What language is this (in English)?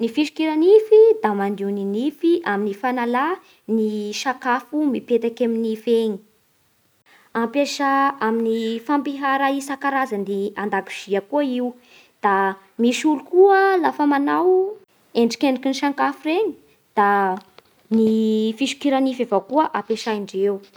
Bara Malagasy